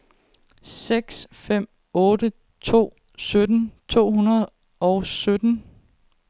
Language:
Danish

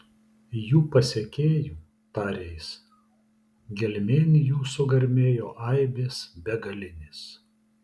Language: Lithuanian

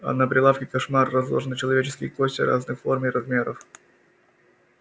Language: Russian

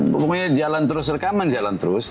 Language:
Indonesian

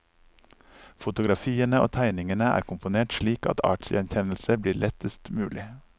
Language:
Norwegian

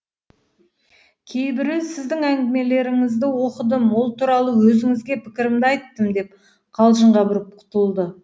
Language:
Kazakh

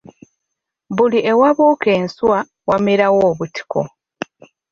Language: Ganda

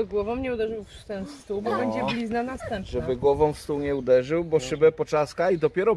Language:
Polish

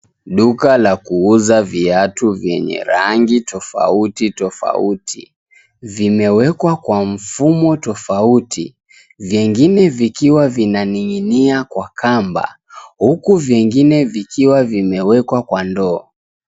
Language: Swahili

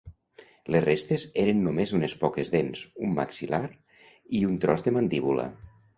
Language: Catalan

